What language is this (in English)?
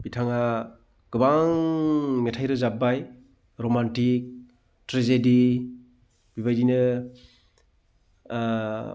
Bodo